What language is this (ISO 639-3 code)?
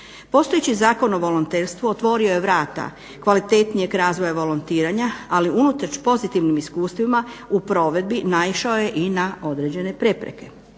hrv